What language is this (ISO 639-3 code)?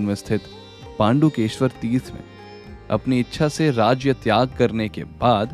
hin